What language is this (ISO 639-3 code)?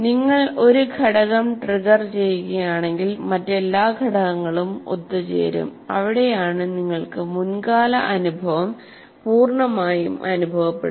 mal